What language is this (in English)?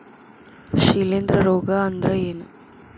Kannada